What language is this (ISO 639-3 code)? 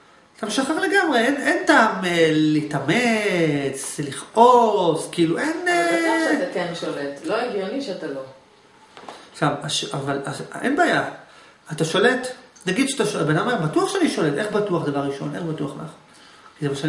heb